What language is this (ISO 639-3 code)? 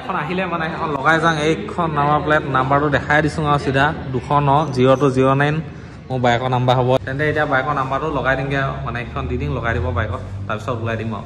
ind